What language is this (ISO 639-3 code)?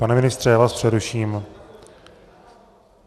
ces